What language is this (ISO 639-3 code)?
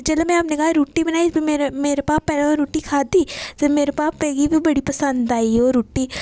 doi